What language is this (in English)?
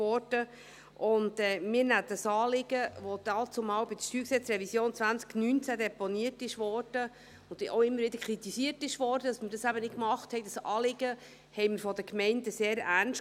Swiss German